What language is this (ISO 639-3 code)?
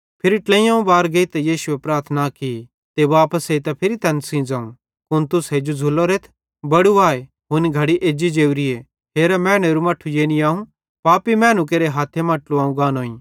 bhd